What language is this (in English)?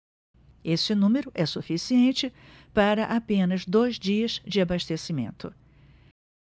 Portuguese